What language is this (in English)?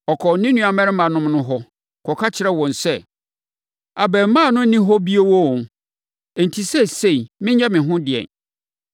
Akan